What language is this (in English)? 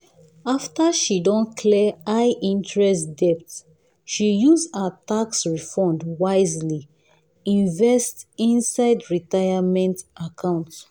Nigerian Pidgin